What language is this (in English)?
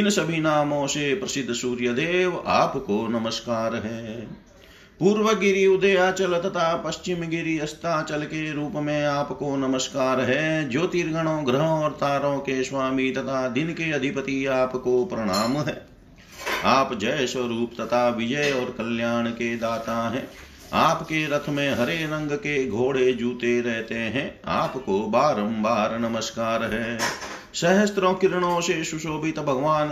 Hindi